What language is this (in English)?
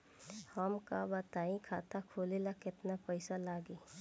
Bhojpuri